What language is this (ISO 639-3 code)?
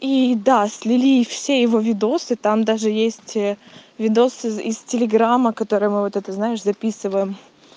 rus